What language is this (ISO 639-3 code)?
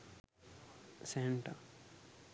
sin